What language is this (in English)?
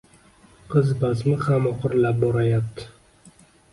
Uzbek